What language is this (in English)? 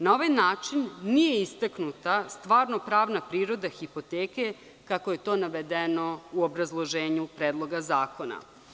Serbian